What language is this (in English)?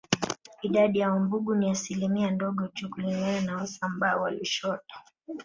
Swahili